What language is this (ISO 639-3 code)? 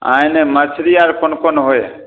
mai